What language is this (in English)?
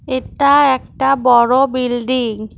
Bangla